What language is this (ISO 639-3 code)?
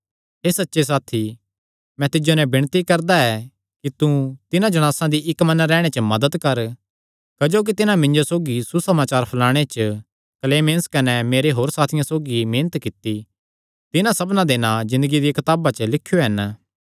xnr